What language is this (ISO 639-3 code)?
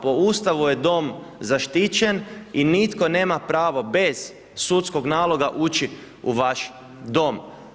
hrv